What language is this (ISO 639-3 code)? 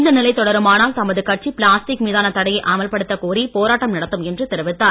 tam